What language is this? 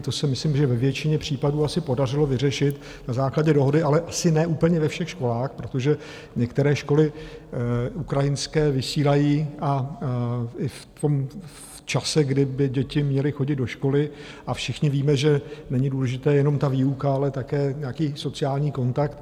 Czech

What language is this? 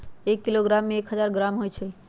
Magahi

